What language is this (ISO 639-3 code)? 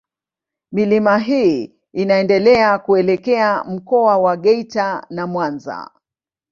swa